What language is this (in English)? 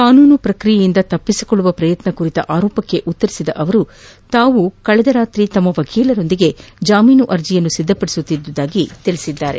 Kannada